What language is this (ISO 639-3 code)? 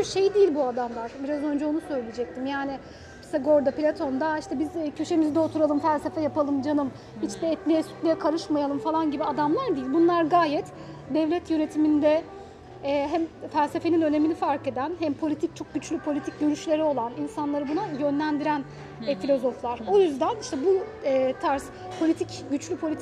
tur